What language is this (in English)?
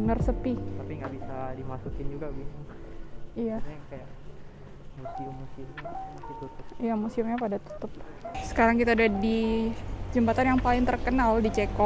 Indonesian